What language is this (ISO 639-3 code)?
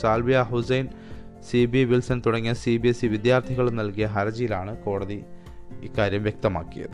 mal